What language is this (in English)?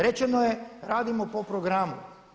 Croatian